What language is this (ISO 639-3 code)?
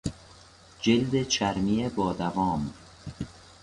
fas